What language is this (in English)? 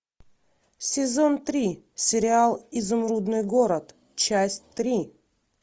Russian